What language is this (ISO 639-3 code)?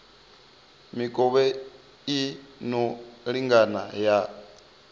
ven